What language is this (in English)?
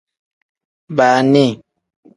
Tem